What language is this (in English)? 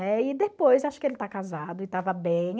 Portuguese